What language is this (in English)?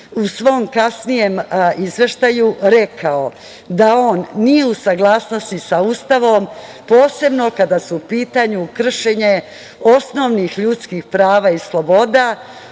Serbian